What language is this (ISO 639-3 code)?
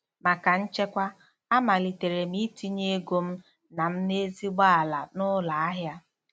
ibo